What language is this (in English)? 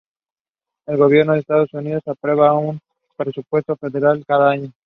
Spanish